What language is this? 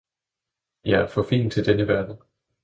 Danish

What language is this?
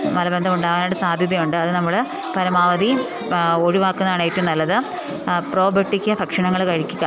Malayalam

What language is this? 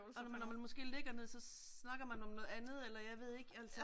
Danish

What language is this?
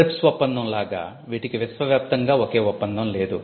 Telugu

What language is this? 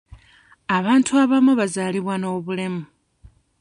Ganda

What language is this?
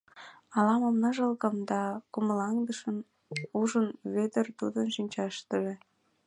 Mari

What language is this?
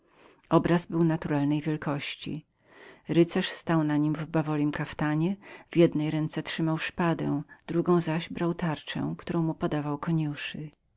Polish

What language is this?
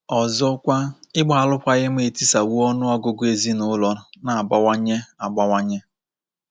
Igbo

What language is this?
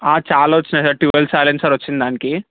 Telugu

